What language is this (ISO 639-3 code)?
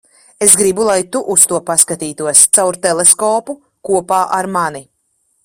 lav